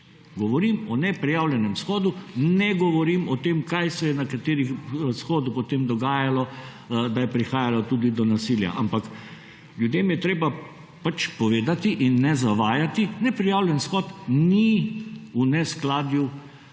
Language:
Slovenian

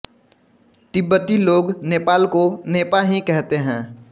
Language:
Hindi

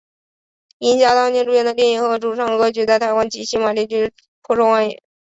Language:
Chinese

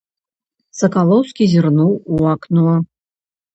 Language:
Belarusian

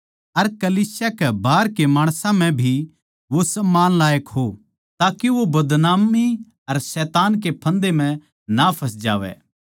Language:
Haryanvi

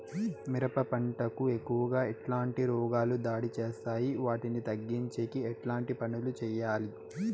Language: Telugu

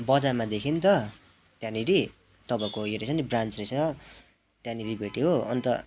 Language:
Nepali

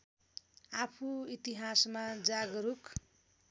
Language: Nepali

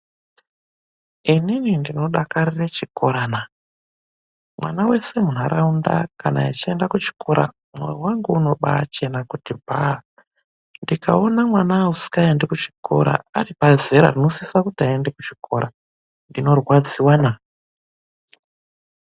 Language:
Ndau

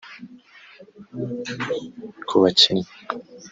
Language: Kinyarwanda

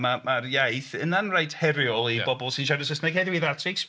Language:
Welsh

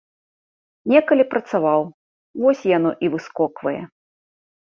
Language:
Belarusian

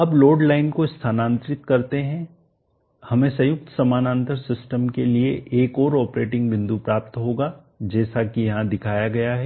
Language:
Hindi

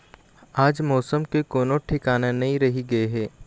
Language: Chhattisgarhi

